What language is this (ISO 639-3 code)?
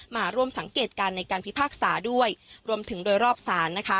tha